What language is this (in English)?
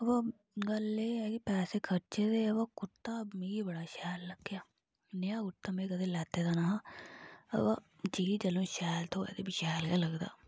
Dogri